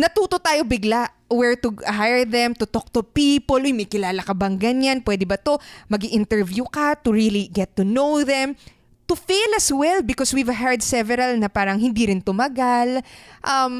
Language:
Filipino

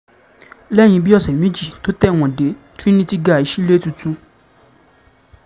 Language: Yoruba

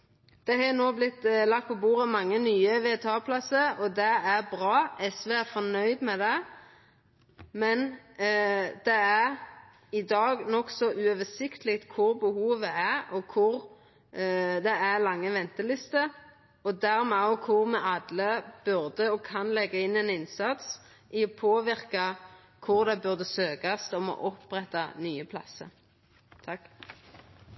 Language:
Norwegian Nynorsk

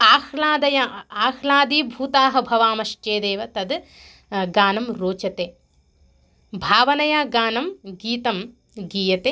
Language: Sanskrit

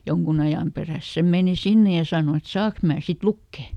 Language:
Finnish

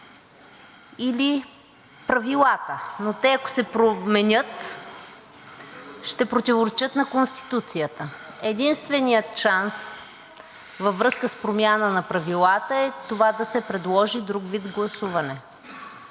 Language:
Bulgarian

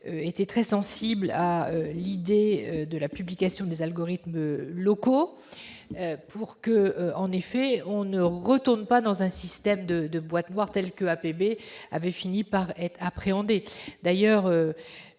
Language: French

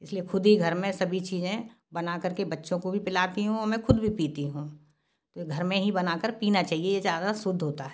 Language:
Hindi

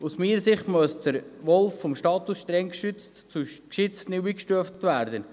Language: Swiss German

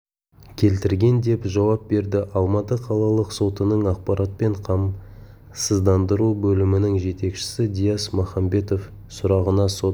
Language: Kazakh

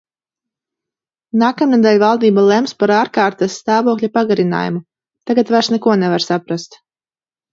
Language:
Latvian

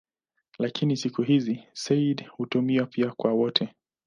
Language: Swahili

